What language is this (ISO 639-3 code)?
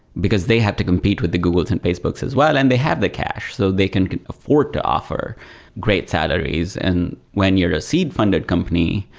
eng